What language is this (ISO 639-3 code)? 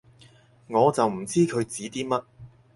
yue